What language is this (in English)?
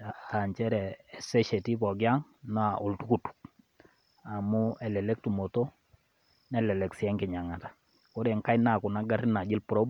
Masai